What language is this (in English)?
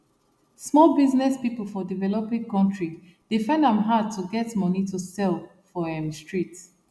Nigerian Pidgin